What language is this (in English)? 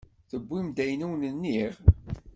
Kabyle